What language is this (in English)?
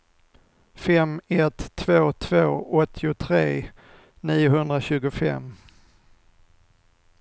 Swedish